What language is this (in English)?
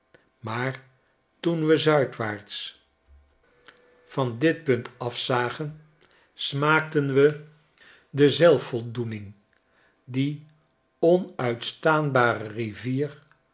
Dutch